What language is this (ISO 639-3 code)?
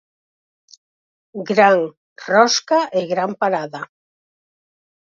glg